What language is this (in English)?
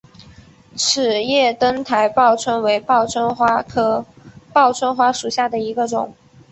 Chinese